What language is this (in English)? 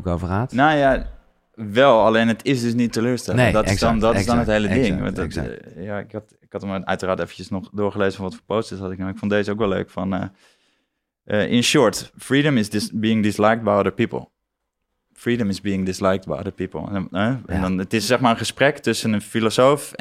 Dutch